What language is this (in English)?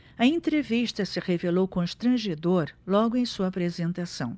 Portuguese